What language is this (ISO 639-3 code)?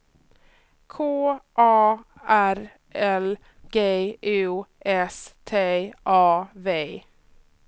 swe